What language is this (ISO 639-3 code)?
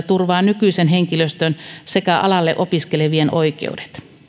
fin